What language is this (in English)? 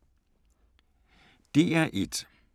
Danish